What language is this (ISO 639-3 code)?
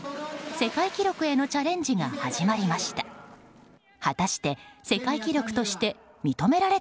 jpn